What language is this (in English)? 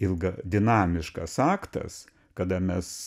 Lithuanian